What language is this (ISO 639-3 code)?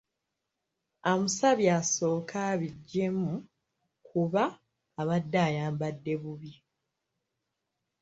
lug